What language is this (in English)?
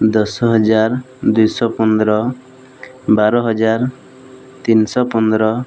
Odia